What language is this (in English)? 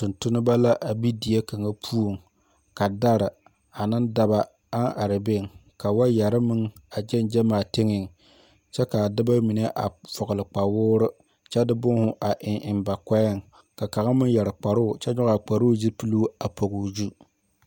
Southern Dagaare